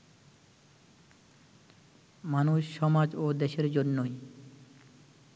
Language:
Bangla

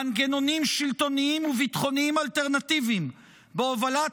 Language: Hebrew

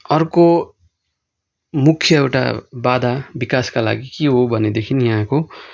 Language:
Nepali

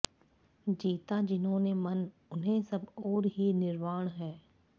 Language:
Sanskrit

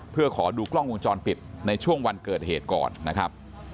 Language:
Thai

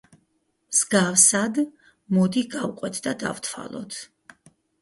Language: Georgian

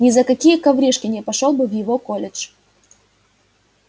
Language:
Russian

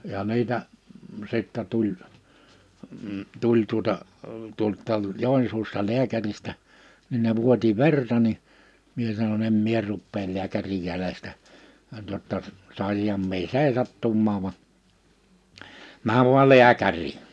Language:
Finnish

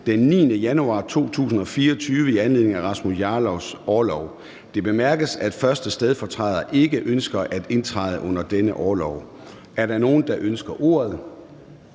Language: Danish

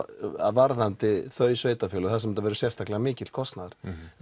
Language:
Icelandic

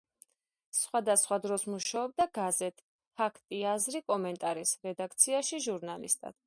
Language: Georgian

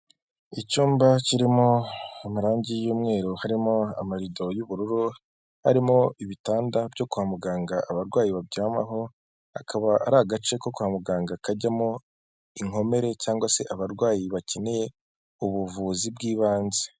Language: Kinyarwanda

